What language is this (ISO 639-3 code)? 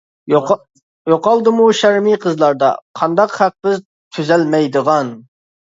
uig